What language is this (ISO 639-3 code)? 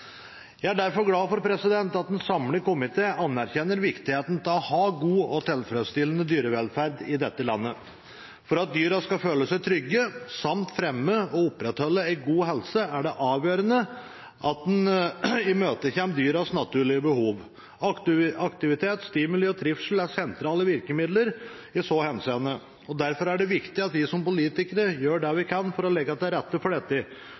nob